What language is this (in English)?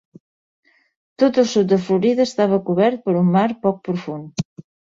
Catalan